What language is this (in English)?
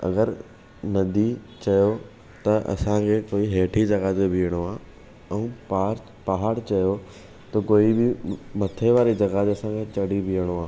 Sindhi